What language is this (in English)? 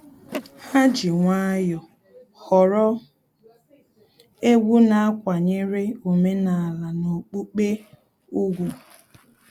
Igbo